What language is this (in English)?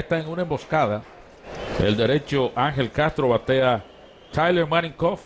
Spanish